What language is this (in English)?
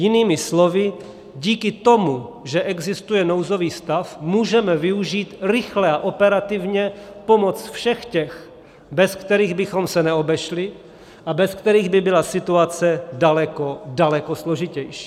Czech